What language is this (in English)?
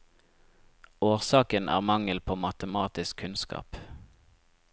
Norwegian